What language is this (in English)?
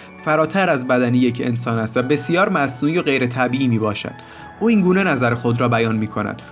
Persian